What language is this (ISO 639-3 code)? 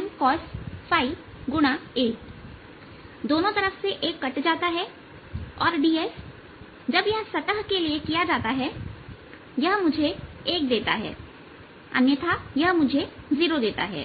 hin